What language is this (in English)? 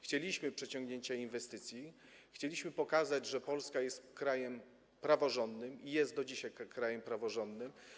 Polish